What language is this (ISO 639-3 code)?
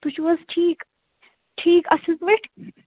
kas